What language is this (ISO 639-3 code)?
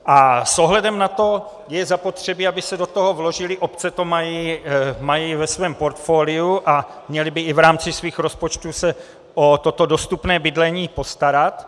ces